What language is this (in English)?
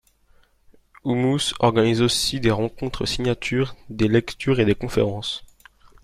French